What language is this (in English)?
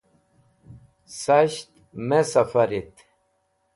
Wakhi